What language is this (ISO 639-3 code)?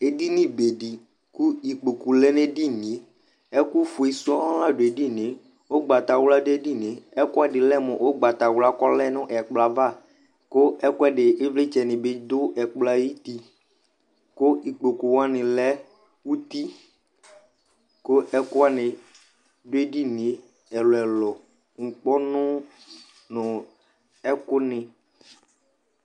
kpo